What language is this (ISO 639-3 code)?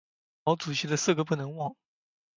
zho